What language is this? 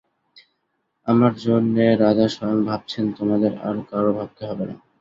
Bangla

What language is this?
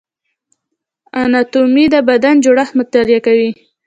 Pashto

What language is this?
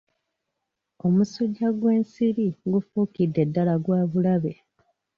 Ganda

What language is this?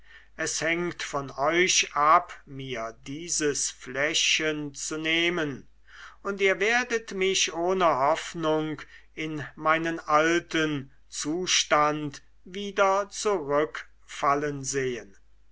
German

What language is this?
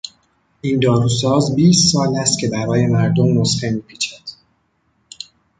Persian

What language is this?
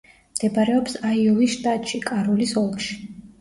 Georgian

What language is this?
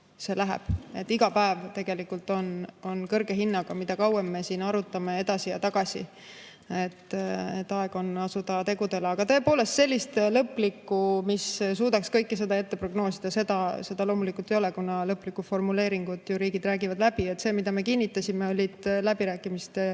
Estonian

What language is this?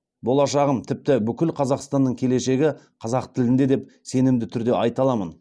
Kazakh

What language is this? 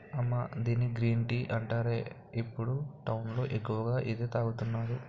Telugu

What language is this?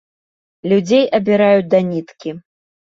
Belarusian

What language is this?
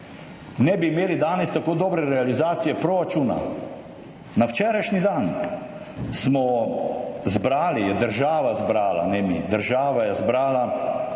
Slovenian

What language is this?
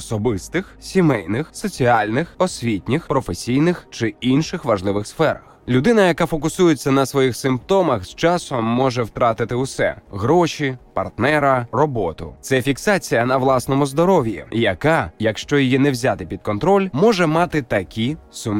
Ukrainian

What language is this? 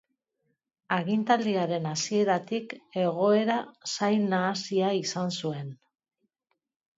Basque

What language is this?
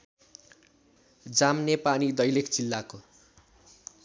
Nepali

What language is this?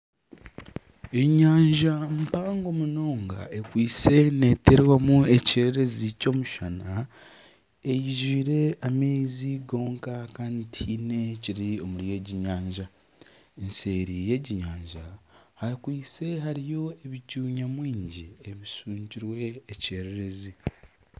Nyankole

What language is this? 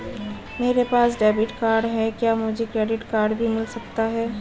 Hindi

